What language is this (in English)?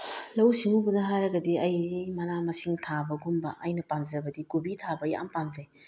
Manipuri